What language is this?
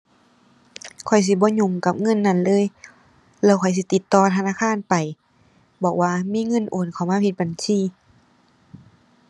Thai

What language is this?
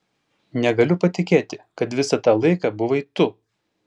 Lithuanian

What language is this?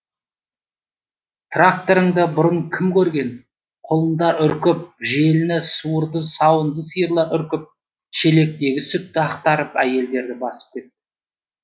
Kazakh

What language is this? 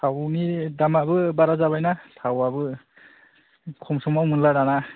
Bodo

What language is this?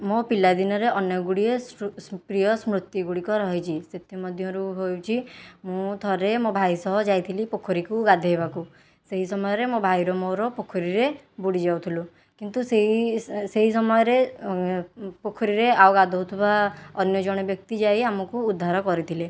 Odia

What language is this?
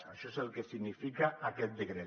Catalan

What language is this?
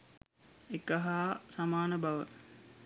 Sinhala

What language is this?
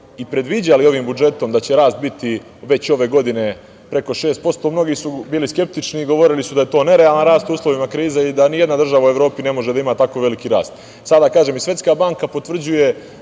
Serbian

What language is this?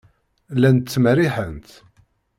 Kabyle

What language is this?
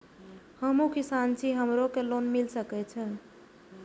Maithili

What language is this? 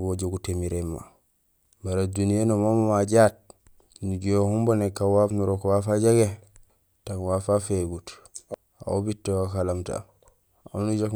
Gusilay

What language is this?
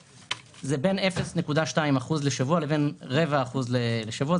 Hebrew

